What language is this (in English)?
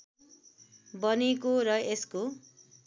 Nepali